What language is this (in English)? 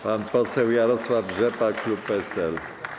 Polish